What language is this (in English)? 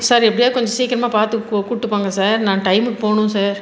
Tamil